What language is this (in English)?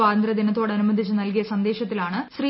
Malayalam